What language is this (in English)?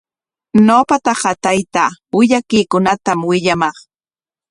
Corongo Ancash Quechua